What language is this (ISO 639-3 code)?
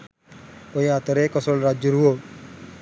sin